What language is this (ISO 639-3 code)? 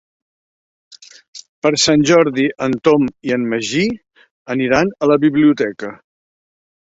cat